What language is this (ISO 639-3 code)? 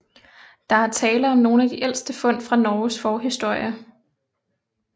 dan